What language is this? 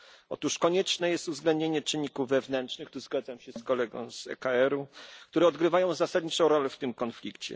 Polish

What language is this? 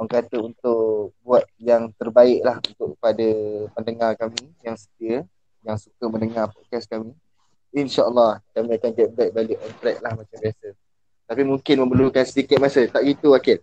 Malay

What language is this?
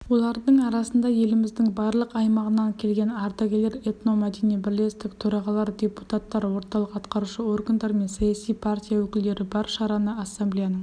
Kazakh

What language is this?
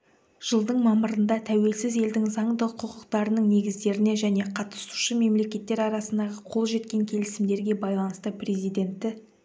Kazakh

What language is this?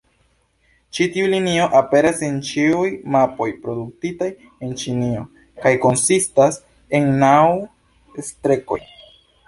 Esperanto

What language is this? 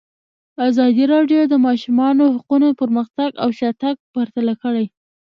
Pashto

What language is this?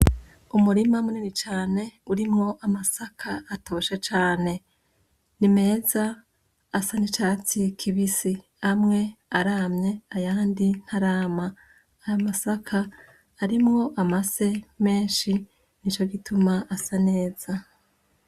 Rundi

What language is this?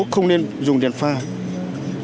Vietnamese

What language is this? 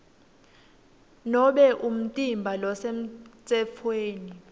Swati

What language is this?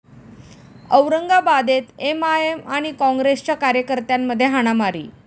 Marathi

